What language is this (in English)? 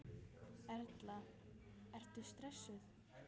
Icelandic